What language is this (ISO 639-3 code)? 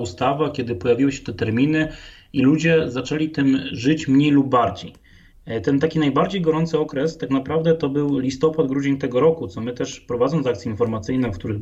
pol